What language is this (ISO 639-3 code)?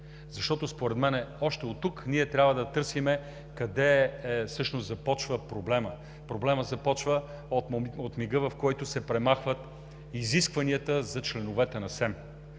bul